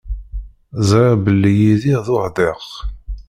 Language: Kabyle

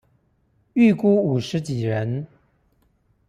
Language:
Chinese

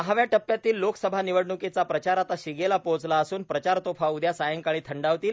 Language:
Marathi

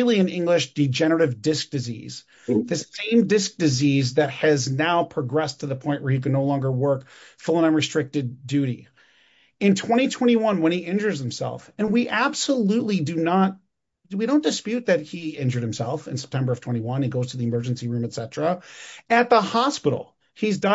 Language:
English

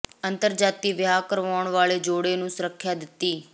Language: Punjabi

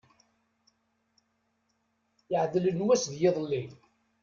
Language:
Kabyle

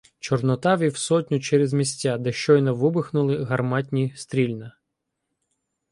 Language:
Ukrainian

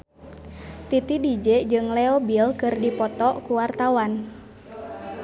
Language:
Sundanese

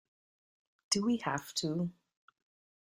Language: English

